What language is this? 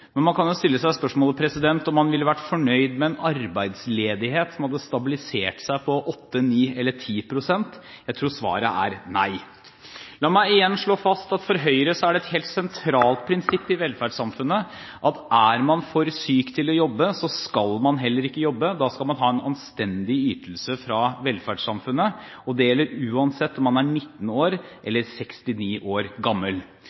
Norwegian Bokmål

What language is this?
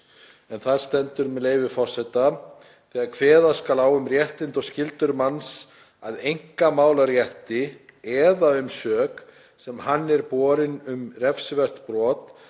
Icelandic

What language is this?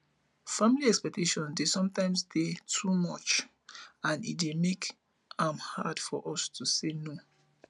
Nigerian Pidgin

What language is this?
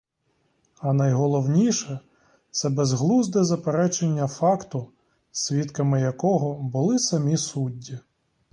Ukrainian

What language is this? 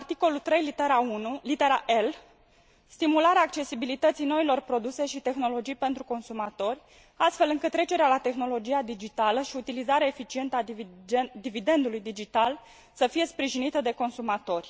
Romanian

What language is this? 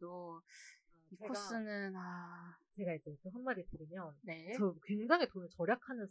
Korean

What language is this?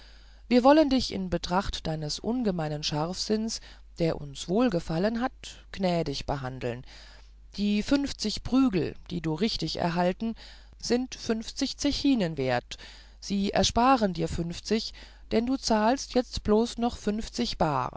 German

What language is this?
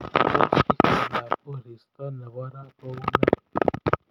Kalenjin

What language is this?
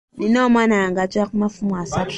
Ganda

